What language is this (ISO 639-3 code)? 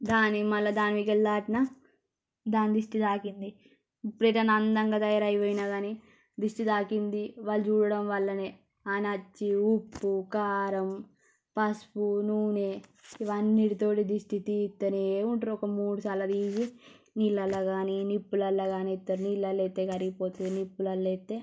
tel